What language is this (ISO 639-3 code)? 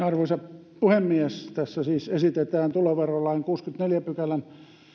fin